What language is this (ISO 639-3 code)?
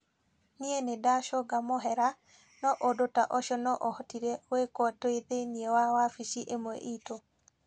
kik